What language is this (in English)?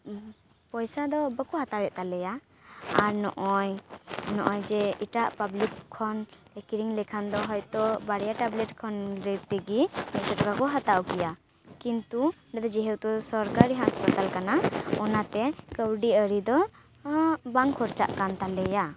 Santali